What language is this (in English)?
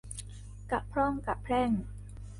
Thai